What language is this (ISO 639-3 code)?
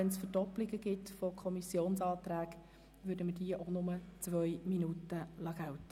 gsw